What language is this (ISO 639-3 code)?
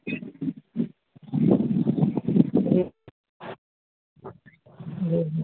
urd